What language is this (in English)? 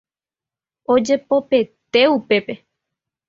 Guarani